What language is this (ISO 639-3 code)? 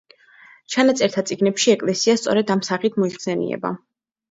kat